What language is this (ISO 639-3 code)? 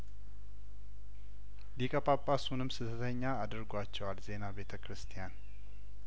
amh